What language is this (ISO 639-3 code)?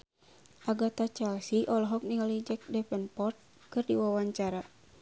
sun